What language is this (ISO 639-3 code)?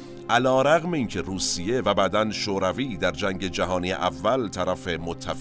fas